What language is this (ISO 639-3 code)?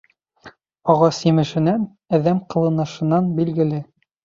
bak